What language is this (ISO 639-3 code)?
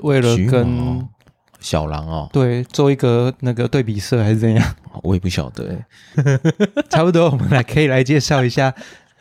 zho